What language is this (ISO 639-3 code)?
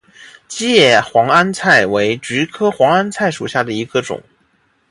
zho